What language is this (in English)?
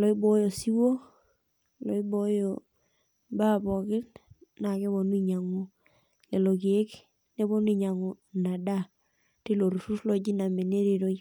Masai